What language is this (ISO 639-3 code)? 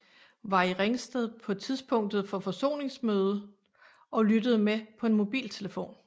dan